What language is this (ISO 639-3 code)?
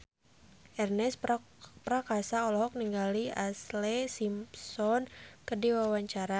sun